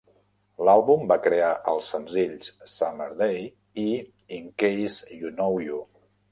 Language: Catalan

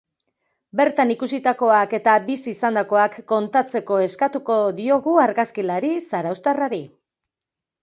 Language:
Basque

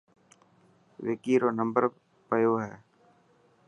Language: Dhatki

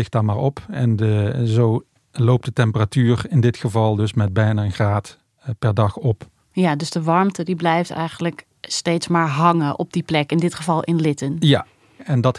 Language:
Dutch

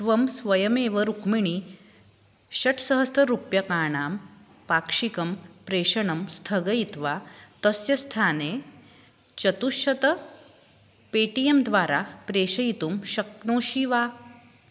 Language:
Sanskrit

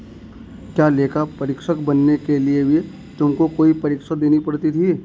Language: Hindi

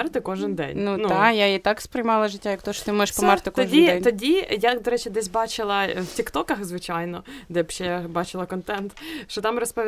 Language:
Ukrainian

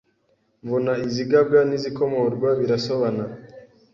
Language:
Kinyarwanda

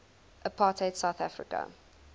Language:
English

